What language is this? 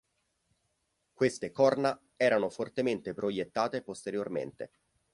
Italian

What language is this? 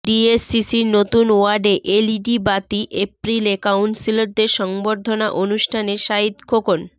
Bangla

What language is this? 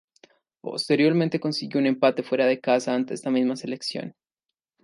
Spanish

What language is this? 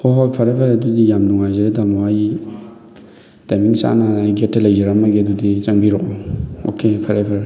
Manipuri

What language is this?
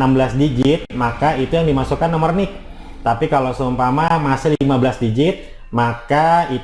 Indonesian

